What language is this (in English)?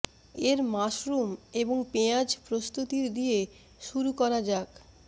Bangla